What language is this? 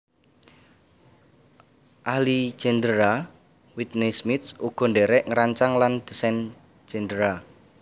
Javanese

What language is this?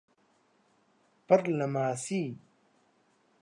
Central Kurdish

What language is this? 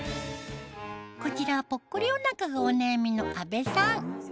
Japanese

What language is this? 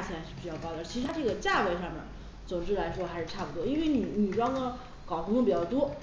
Chinese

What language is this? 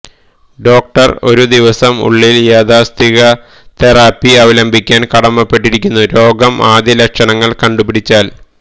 Malayalam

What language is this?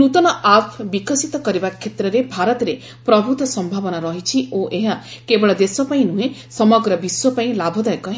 Odia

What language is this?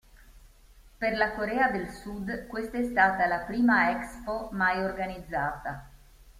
Italian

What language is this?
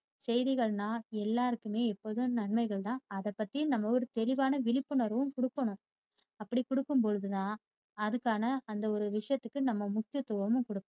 Tamil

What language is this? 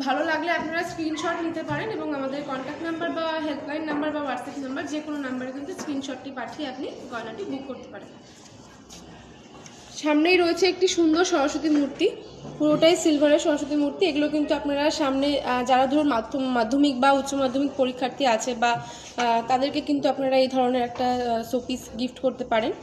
Bangla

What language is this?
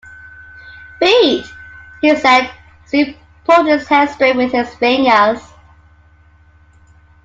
English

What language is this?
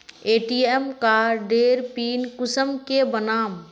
Magahi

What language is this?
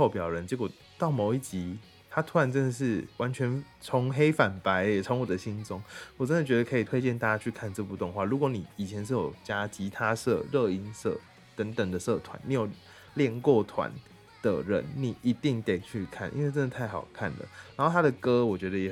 Chinese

